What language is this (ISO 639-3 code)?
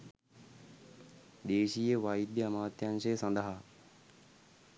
sin